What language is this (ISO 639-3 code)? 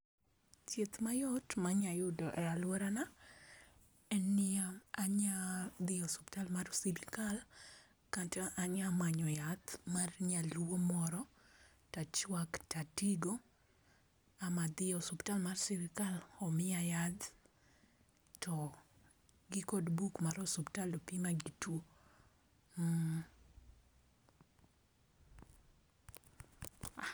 luo